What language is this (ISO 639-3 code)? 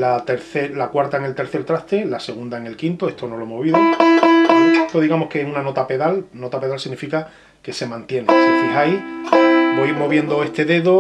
spa